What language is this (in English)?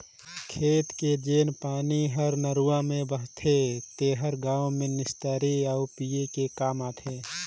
Chhattisgarhi